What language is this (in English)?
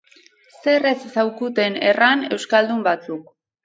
Basque